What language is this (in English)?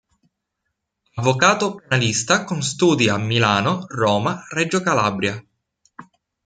Italian